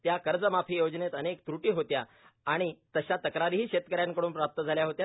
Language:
Marathi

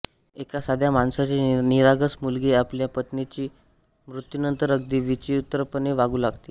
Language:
Marathi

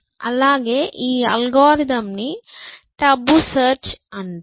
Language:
Telugu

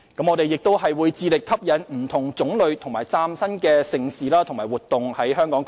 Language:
Cantonese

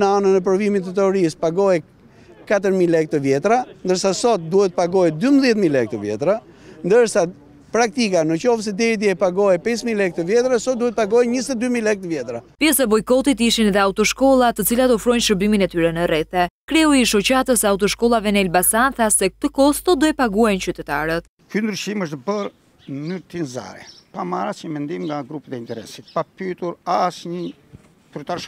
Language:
Romanian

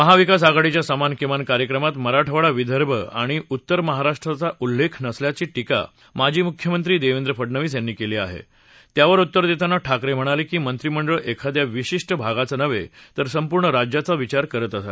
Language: Marathi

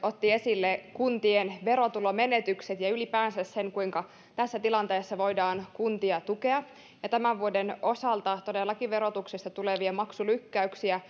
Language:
Finnish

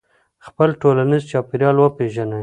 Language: Pashto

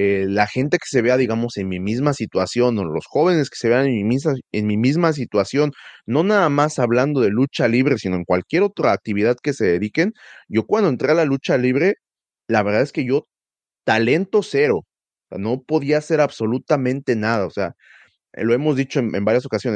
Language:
Spanish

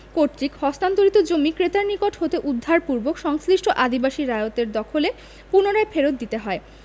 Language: Bangla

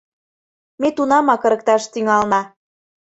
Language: Mari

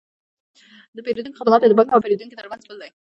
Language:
Pashto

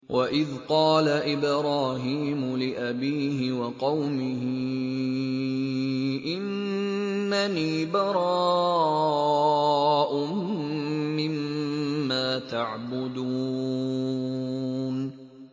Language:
Arabic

